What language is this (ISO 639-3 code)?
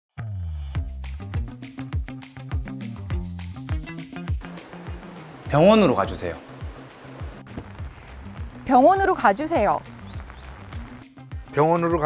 kor